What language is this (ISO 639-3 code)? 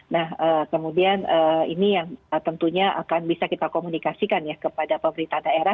ind